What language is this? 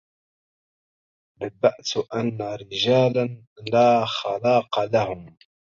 Arabic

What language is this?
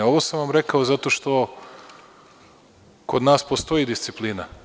Serbian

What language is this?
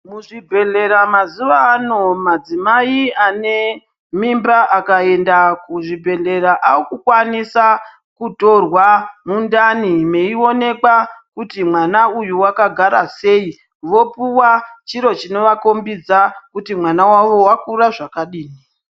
Ndau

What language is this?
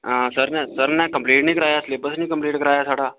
Dogri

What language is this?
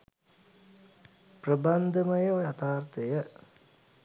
Sinhala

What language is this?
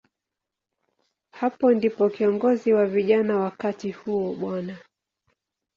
Swahili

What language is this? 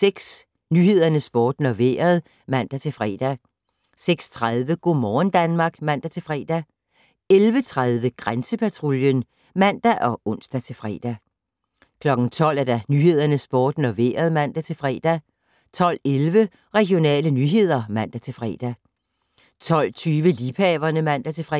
Danish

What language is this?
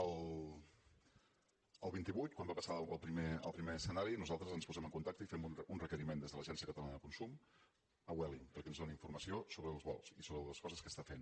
Catalan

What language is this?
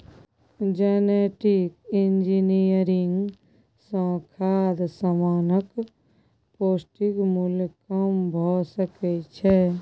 Maithili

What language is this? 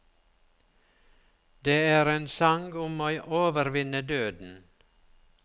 Norwegian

